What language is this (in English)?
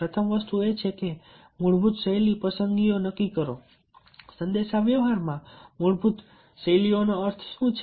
Gujarati